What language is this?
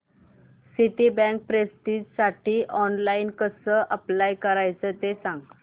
Marathi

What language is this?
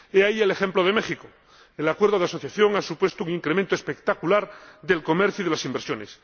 Spanish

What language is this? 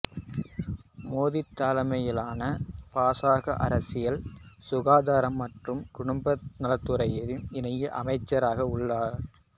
Tamil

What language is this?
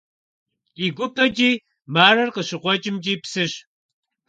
Kabardian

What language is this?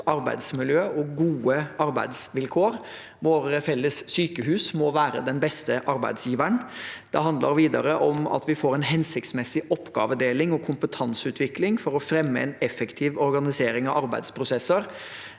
Norwegian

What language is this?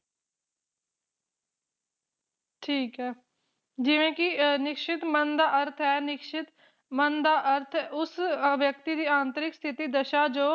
Punjabi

